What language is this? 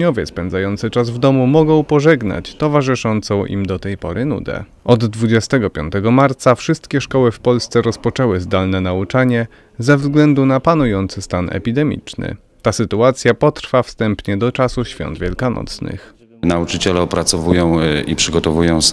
Polish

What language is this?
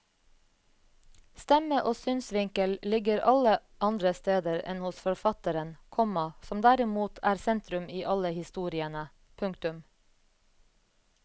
Norwegian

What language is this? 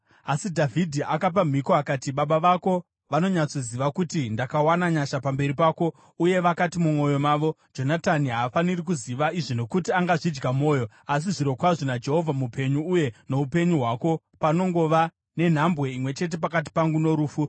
Shona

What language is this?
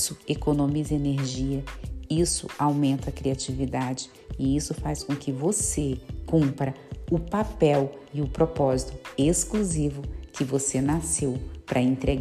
Portuguese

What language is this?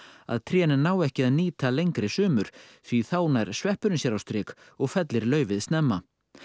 Icelandic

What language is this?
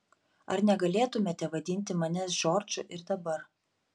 Lithuanian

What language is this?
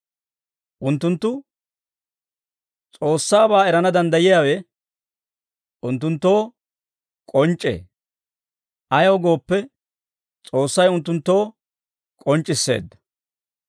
Dawro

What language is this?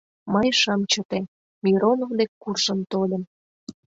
Mari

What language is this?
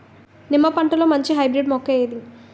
Telugu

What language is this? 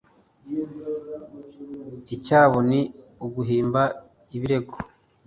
Kinyarwanda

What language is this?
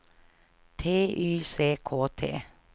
Swedish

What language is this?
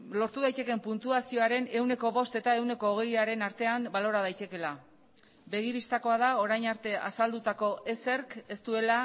Basque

